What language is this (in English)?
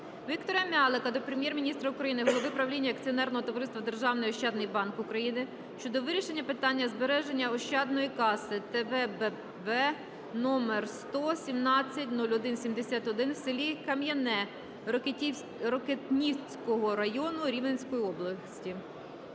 Ukrainian